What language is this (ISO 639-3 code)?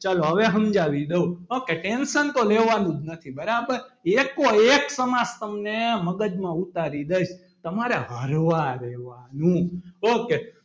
guj